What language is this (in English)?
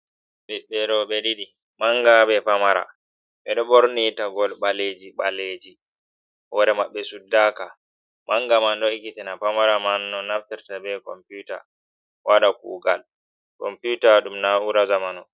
Fula